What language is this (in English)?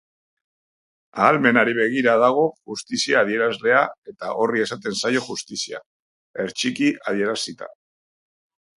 Basque